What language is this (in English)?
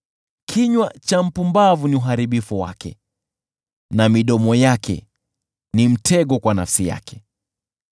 Swahili